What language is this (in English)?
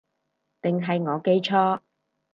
Cantonese